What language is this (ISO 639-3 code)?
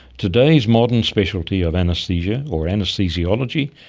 eng